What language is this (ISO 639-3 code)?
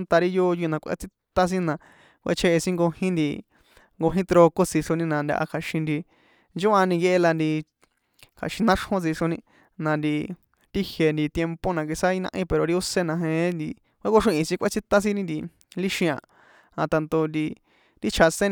poe